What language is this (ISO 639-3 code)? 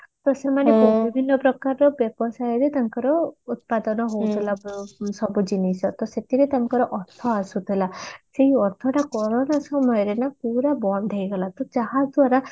ori